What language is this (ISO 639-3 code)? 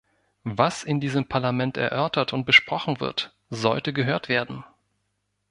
deu